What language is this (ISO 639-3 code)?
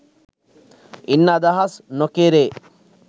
sin